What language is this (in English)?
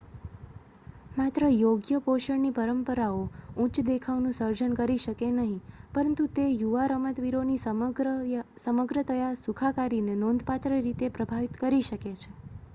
Gujarati